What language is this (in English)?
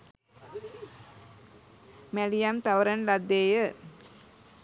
Sinhala